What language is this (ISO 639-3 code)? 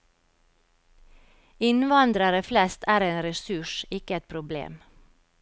nor